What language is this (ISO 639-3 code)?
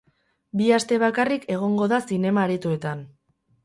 eus